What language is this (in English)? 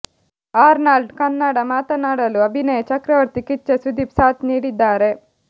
Kannada